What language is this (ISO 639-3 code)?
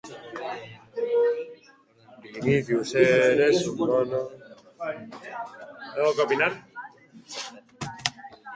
eus